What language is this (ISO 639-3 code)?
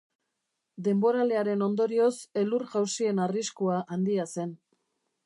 eus